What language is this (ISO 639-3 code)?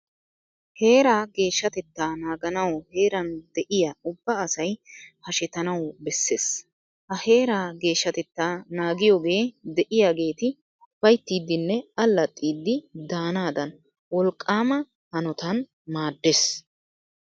wal